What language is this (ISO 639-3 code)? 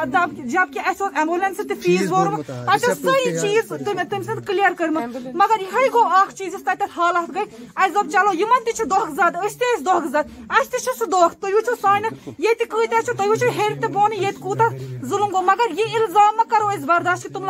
ron